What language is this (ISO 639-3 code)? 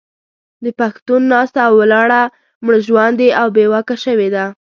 pus